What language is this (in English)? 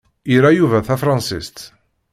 Kabyle